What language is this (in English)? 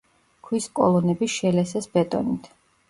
Georgian